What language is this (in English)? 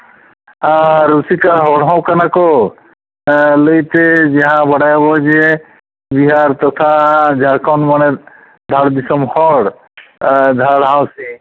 Santali